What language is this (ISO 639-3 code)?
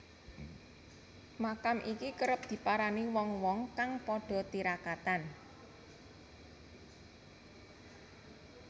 jav